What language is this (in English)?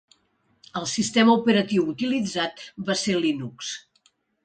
Catalan